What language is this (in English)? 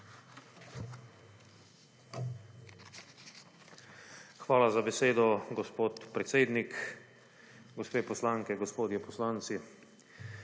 Slovenian